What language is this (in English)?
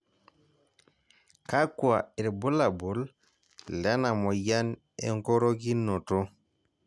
Masai